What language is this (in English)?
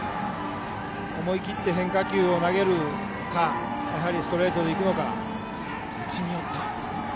Japanese